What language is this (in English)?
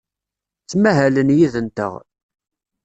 Kabyle